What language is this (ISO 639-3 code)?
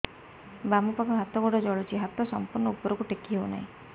ori